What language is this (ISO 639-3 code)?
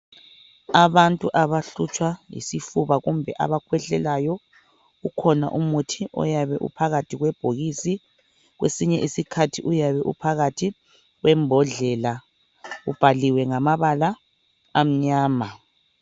nde